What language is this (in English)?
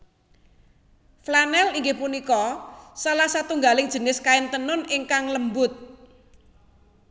Javanese